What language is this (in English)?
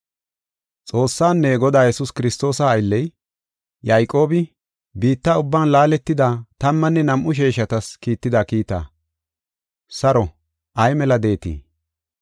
Gofa